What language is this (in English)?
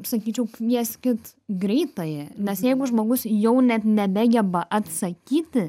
Lithuanian